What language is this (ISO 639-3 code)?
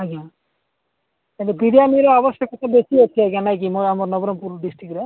ori